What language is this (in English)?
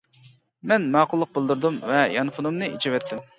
Uyghur